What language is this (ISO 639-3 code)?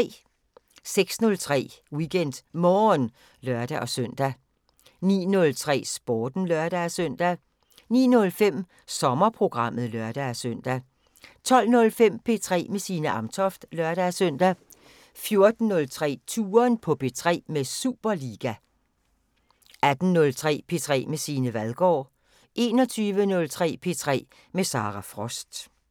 dan